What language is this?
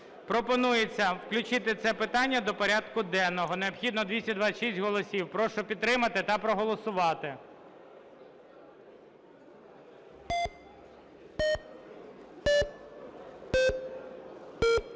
Ukrainian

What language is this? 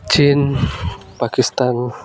Odia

